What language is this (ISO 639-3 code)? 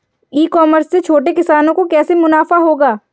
hin